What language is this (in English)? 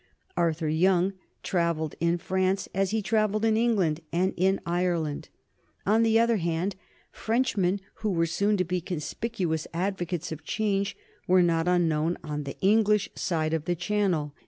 English